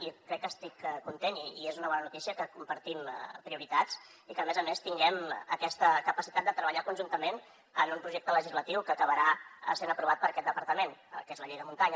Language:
Catalan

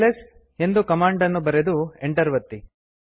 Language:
Kannada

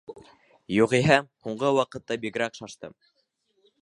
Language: Bashkir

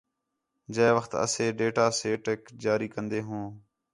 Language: Khetrani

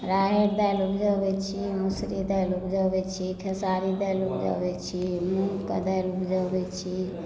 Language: Maithili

